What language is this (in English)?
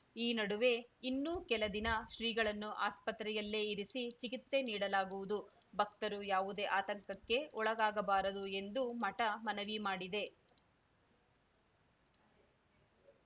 Kannada